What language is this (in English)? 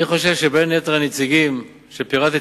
Hebrew